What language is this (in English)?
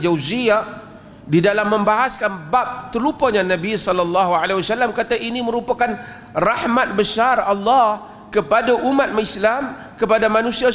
Malay